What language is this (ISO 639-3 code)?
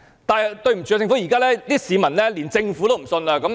yue